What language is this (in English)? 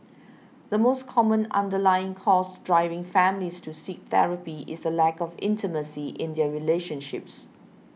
English